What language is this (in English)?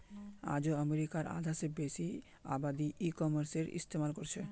Magahi